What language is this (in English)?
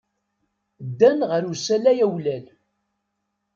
Kabyle